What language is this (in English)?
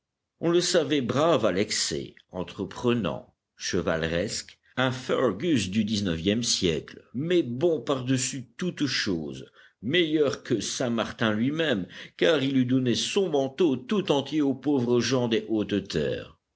French